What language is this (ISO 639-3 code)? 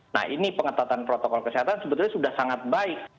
ind